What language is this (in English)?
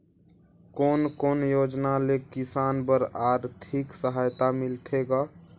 Chhattisgarhi